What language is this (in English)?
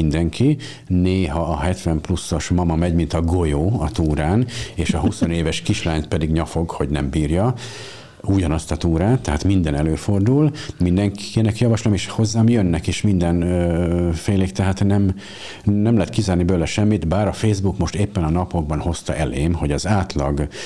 Hungarian